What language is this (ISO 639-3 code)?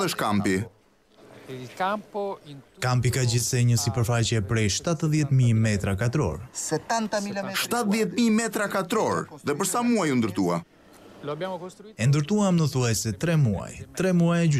ron